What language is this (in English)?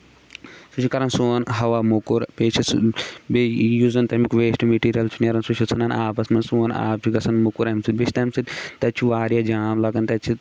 Kashmiri